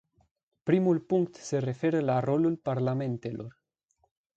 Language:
Romanian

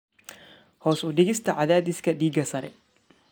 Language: Somali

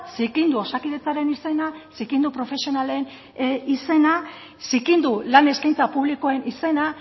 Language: Basque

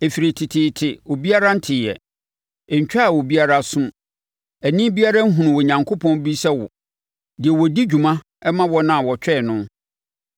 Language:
Akan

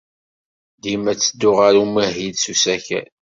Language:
Kabyle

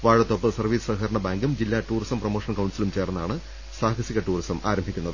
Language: Malayalam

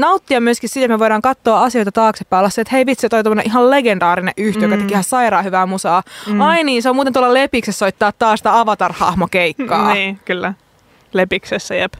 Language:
Finnish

